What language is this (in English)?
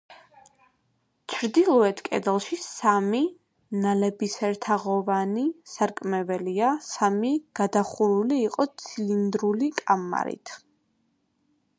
Georgian